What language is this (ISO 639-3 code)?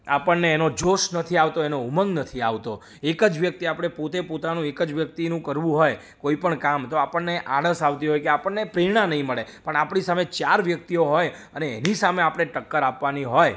guj